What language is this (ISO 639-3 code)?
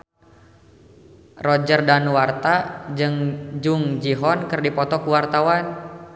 sun